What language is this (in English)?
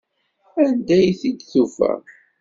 Kabyle